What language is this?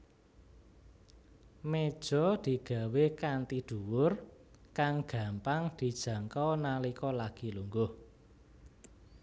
Javanese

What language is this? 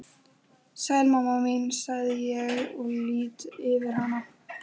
Icelandic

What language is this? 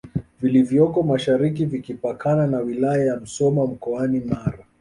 Swahili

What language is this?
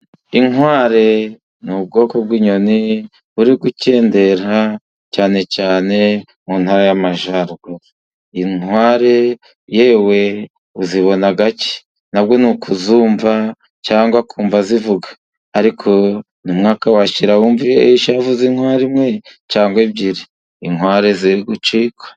Kinyarwanda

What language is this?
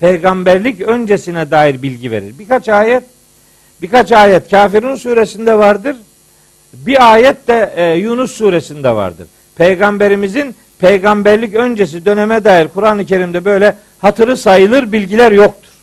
Turkish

